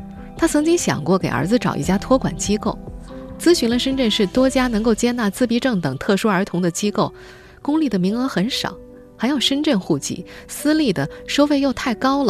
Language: Chinese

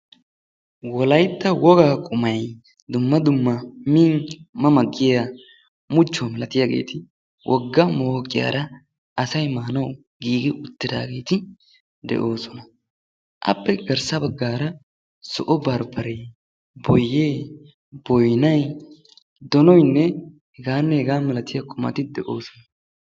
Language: Wolaytta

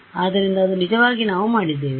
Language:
Kannada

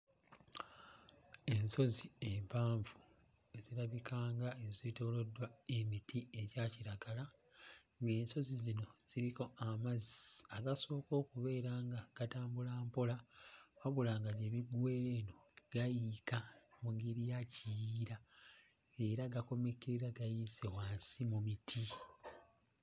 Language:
Ganda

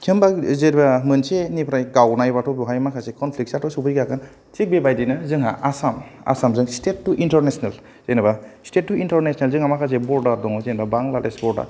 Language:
Bodo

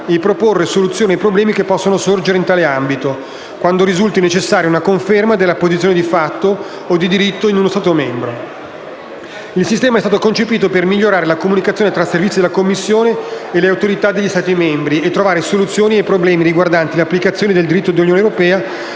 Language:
Italian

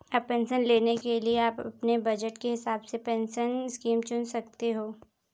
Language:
Hindi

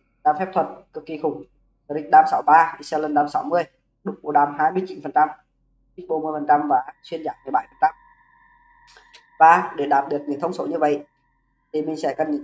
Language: Vietnamese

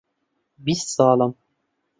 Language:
Central Kurdish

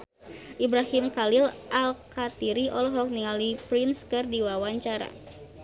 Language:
Sundanese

